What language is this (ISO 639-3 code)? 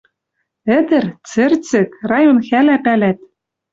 mrj